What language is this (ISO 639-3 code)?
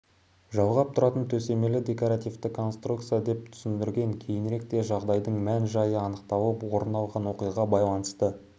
kaz